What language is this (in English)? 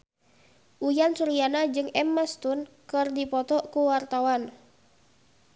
Sundanese